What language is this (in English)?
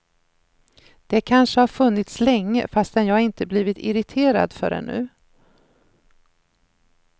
Swedish